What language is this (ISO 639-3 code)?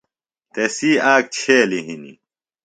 phl